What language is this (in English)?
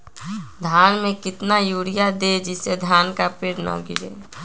Magahi